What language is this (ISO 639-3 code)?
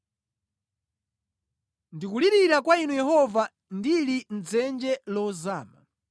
nya